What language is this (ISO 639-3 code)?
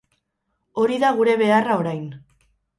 eus